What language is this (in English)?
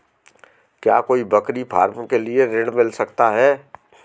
Hindi